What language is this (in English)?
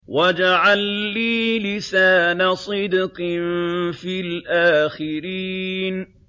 Arabic